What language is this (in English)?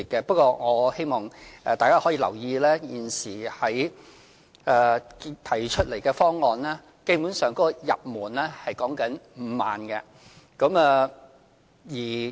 Cantonese